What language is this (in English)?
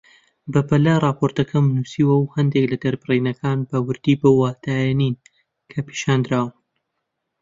Central Kurdish